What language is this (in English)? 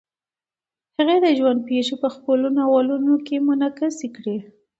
Pashto